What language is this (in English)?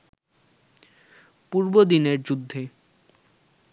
Bangla